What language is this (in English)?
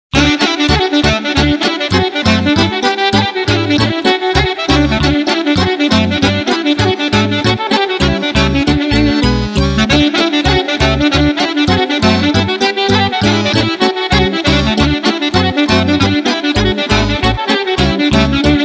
Arabic